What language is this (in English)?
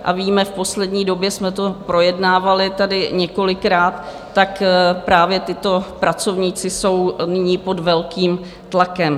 Czech